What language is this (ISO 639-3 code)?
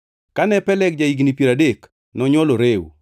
luo